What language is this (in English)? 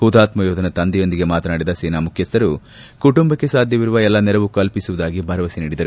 Kannada